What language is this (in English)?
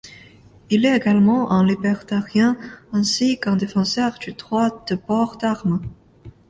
French